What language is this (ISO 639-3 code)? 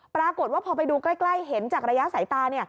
tha